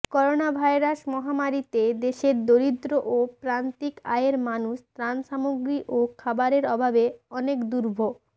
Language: Bangla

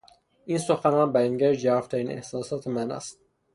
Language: Persian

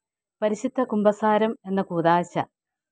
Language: Malayalam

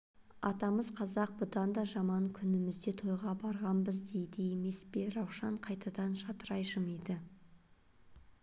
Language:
Kazakh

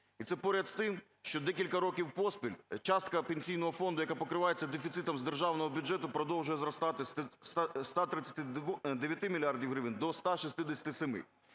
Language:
Ukrainian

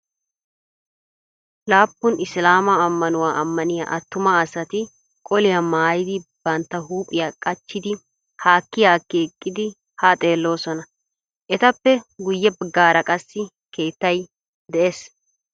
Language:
Wolaytta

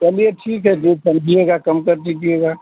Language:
Hindi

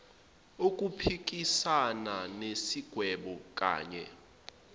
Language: Zulu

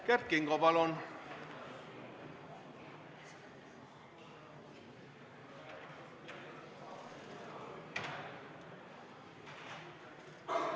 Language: Estonian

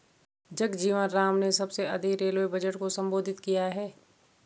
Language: Hindi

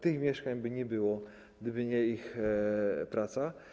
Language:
Polish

